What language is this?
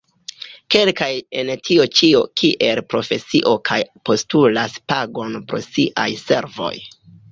Esperanto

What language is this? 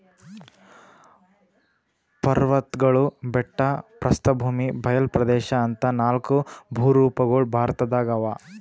Kannada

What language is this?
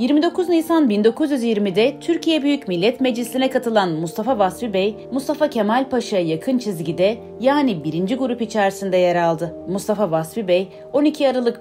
Turkish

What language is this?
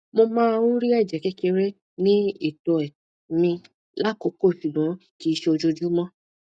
Yoruba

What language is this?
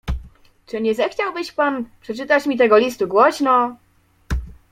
Polish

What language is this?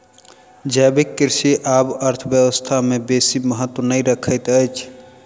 Maithili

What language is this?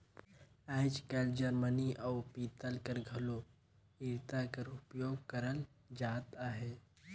Chhattisgarhi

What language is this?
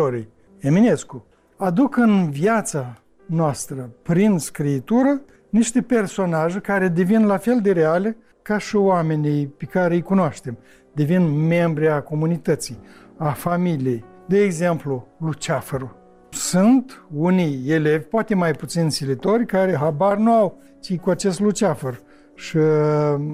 Romanian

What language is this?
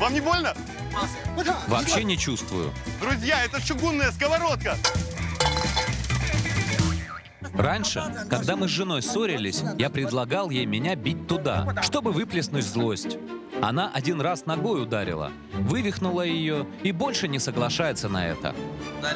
Russian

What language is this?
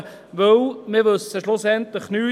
Swiss German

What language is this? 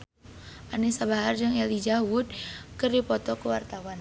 Sundanese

